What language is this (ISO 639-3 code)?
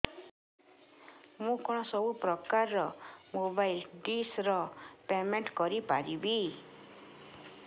ori